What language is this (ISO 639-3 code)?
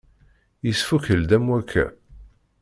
kab